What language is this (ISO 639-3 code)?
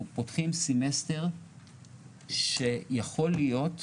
heb